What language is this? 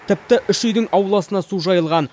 Kazakh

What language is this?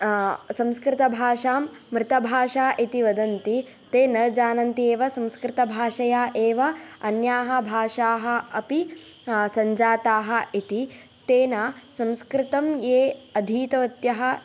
Sanskrit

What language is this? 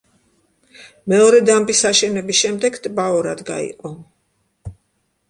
Georgian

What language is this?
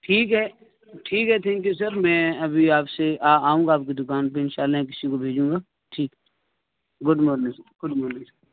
Urdu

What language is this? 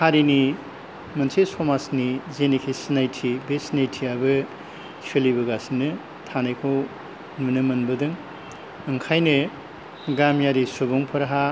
Bodo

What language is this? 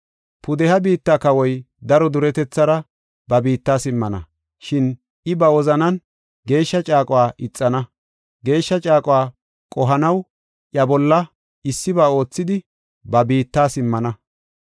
Gofa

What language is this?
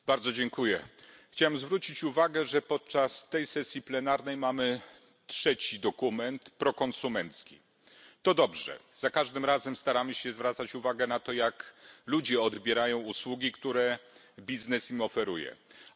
Polish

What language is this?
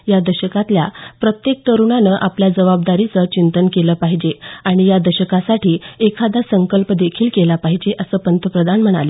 Marathi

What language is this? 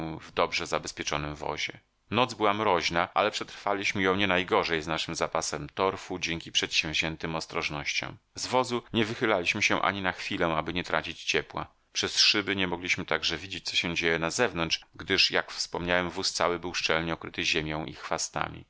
Polish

